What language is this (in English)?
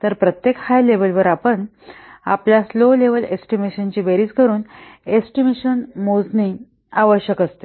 Marathi